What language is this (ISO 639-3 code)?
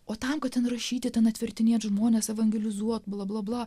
lit